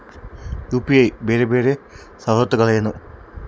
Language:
Kannada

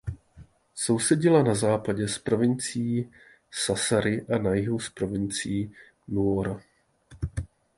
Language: Czech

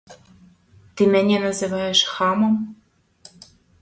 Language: Belarusian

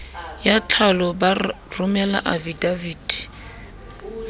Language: Southern Sotho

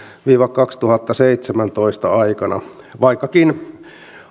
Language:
Finnish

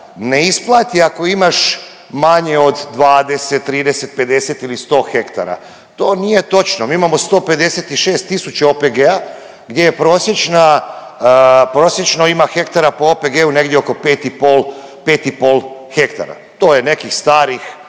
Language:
Croatian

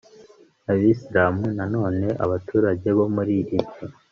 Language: Kinyarwanda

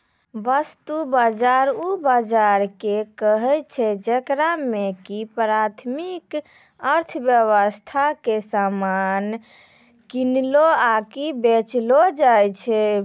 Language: Maithili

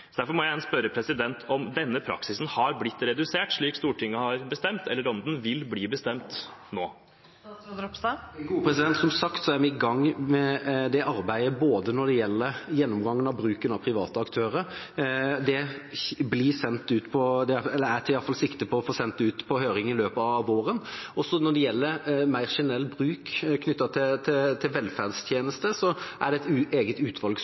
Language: Norwegian Bokmål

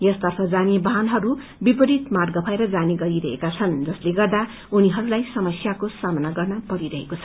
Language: Nepali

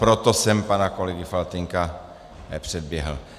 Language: Czech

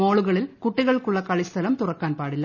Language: Malayalam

